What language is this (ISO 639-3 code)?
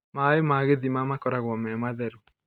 kik